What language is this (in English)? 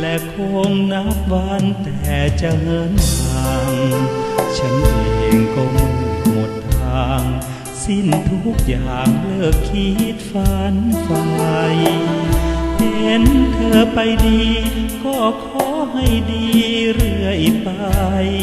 Thai